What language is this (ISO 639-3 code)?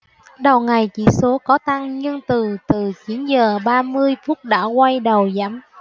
vie